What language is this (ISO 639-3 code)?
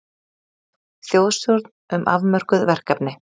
isl